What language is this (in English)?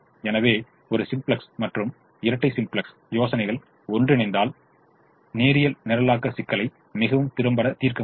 Tamil